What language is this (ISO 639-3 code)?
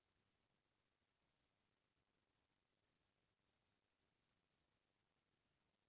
hne